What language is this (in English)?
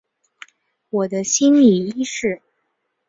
Chinese